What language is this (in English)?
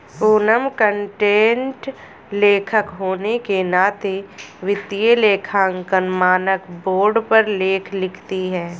Hindi